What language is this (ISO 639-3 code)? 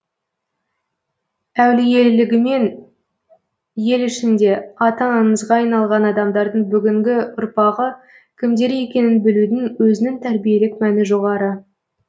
kaz